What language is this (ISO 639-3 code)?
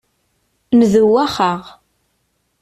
kab